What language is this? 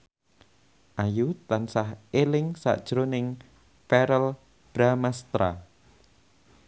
Javanese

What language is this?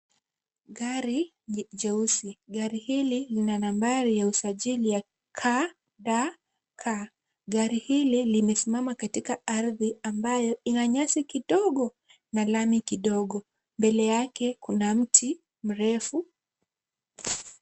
Swahili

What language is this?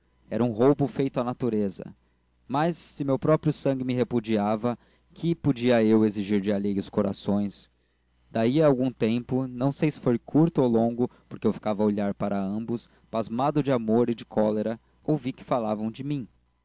Portuguese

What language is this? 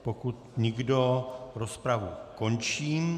Czech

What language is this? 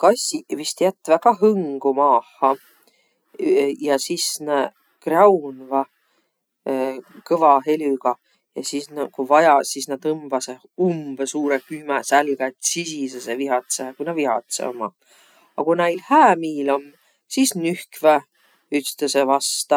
Võro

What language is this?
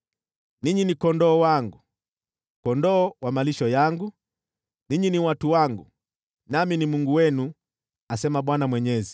Swahili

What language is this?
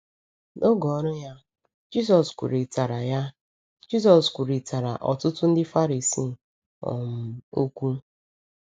Igbo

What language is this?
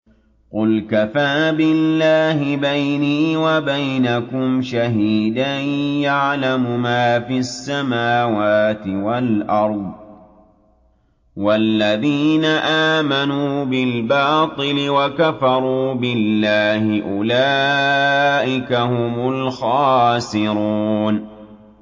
Arabic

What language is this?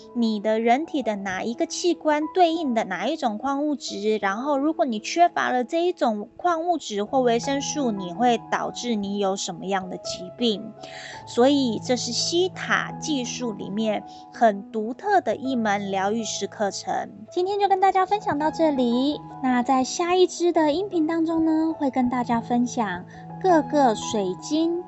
Chinese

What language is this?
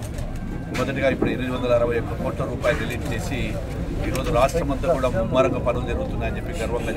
Telugu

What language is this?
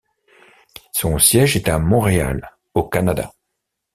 French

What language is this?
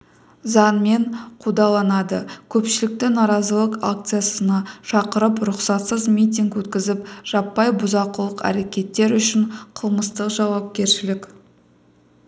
Kazakh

